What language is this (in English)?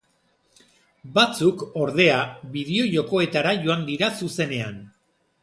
Basque